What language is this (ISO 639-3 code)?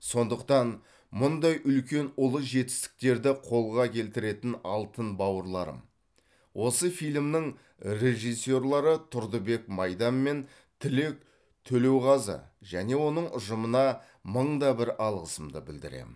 kaz